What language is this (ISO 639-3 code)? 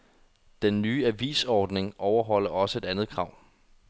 dan